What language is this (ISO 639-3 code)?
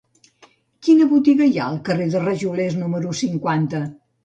cat